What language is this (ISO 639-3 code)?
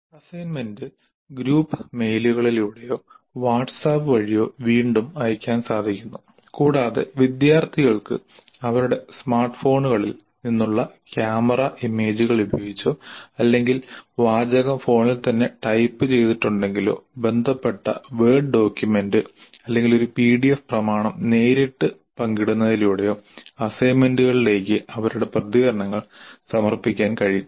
mal